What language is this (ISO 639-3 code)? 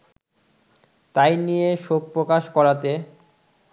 ben